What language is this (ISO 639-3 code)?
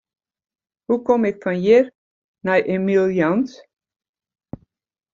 fry